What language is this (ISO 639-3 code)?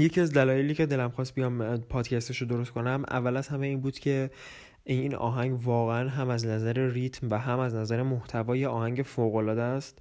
fas